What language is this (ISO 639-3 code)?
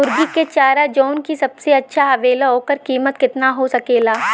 bho